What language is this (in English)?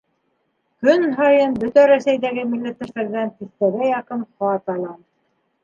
Bashkir